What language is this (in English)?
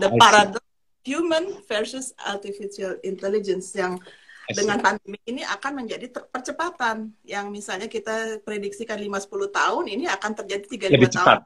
Indonesian